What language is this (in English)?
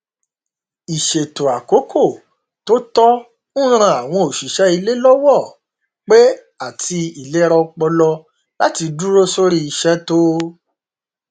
Yoruba